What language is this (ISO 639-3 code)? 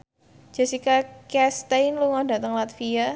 jav